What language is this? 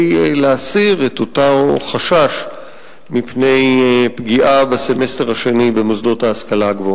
Hebrew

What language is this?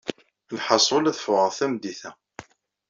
Kabyle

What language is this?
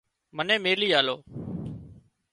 Wadiyara Koli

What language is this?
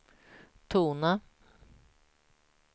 Swedish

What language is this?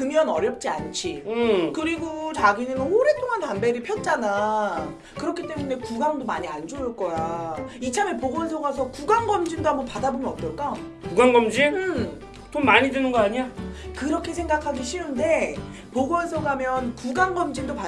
Korean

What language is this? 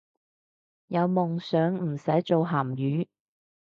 Cantonese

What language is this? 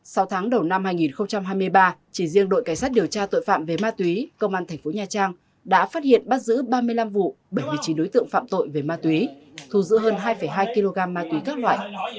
Vietnamese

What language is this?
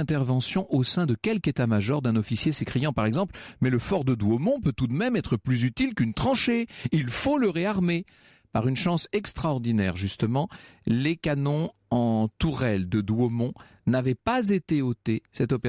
French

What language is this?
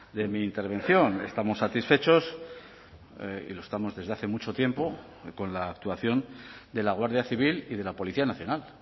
Spanish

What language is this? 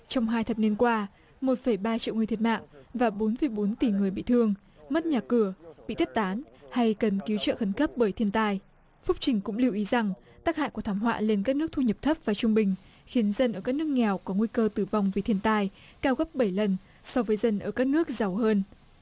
Vietnamese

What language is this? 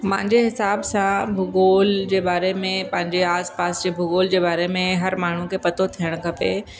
Sindhi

